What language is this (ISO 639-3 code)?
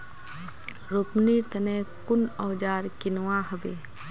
mag